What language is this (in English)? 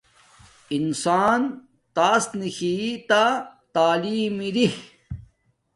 Domaaki